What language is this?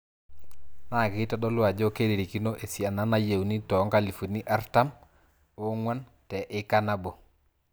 Masai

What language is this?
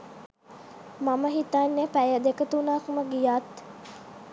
Sinhala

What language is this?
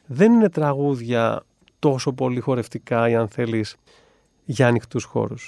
Greek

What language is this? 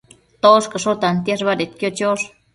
Matsés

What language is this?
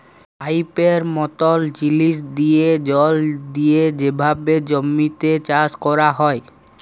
Bangla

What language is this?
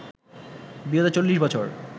Bangla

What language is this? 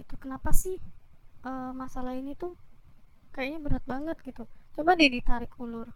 Indonesian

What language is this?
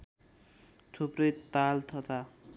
Nepali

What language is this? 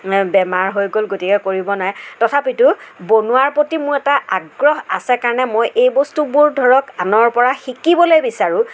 Assamese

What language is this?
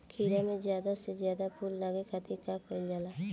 Bhojpuri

